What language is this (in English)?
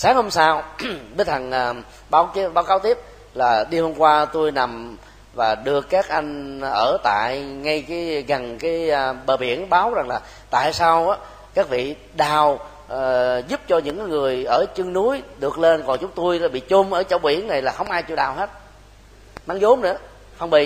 Vietnamese